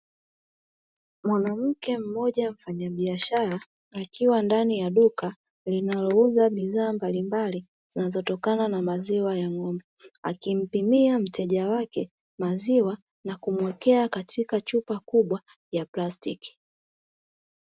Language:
Swahili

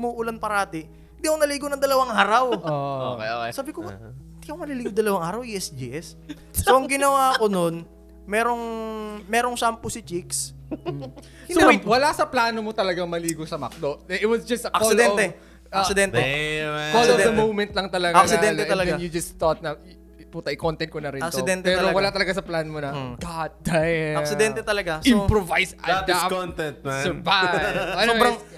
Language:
Filipino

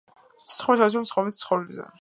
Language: Georgian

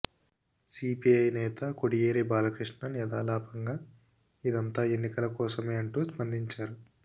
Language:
Telugu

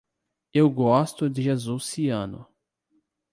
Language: Portuguese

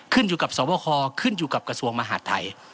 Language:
Thai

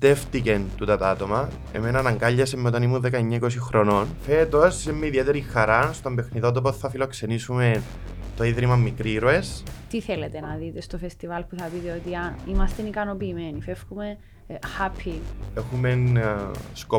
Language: Greek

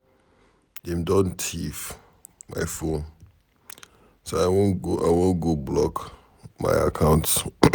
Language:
Nigerian Pidgin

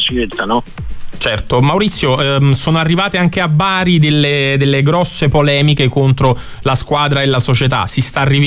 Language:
Italian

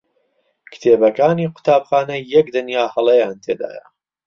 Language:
Central Kurdish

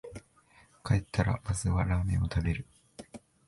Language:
Japanese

